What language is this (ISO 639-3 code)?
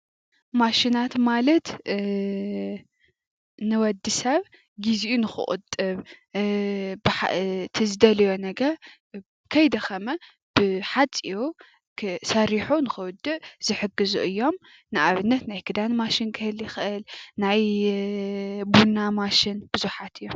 tir